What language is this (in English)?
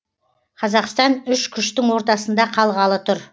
Kazakh